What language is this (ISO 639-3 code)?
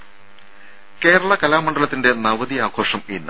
mal